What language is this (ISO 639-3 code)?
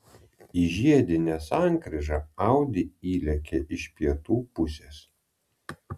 lit